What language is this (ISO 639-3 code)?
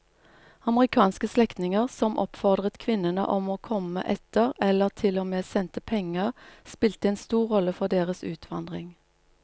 nor